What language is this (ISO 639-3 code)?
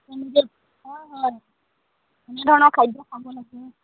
asm